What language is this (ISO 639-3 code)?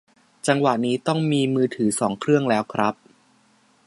tha